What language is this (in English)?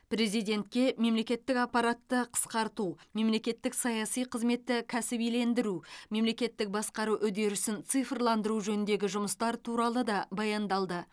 Kazakh